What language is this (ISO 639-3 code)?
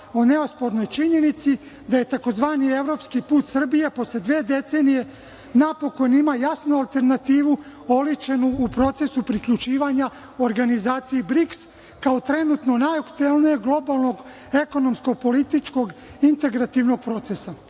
srp